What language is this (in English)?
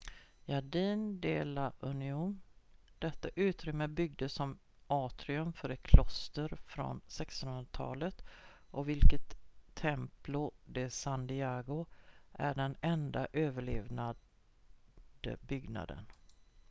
Swedish